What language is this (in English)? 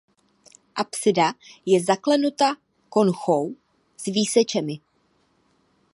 Czech